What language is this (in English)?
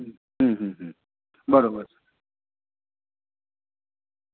Gujarati